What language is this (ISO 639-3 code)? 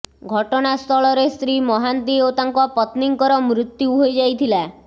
ori